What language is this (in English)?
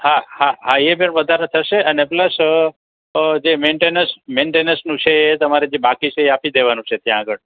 Gujarati